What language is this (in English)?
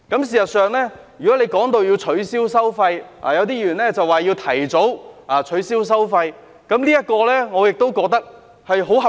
Cantonese